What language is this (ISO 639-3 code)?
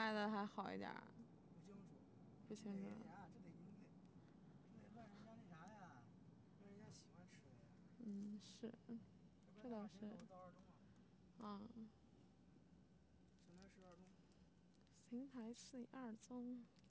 zho